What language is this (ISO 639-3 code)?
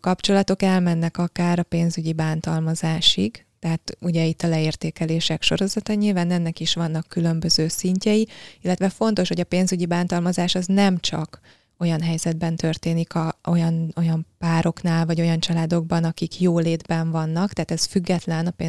hun